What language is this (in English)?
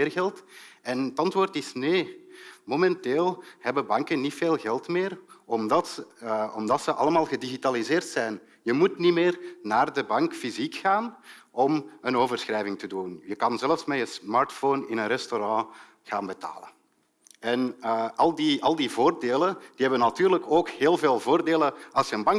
Dutch